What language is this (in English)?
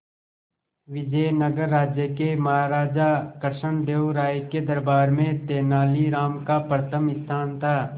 Hindi